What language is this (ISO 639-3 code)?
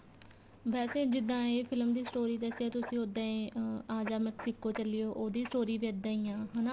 pan